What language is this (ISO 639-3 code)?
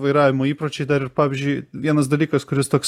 lit